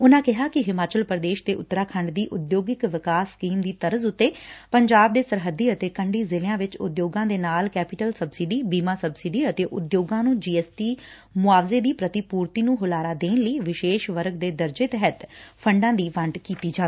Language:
Punjabi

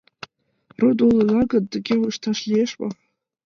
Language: Mari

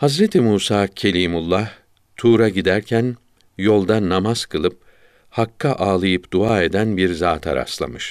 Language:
Turkish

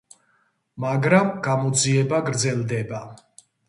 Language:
Georgian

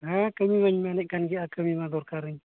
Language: Santali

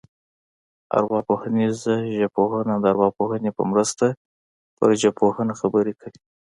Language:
Pashto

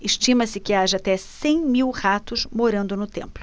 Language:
Portuguese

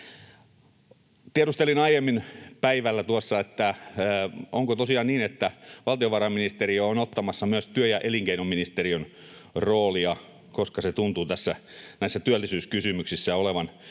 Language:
Finnish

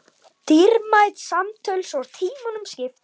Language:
Icelandic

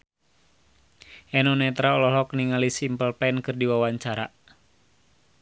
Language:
Sundanese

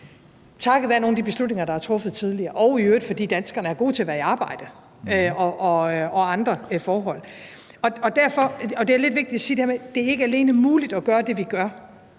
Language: Danish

